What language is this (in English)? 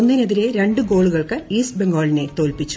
Malayalam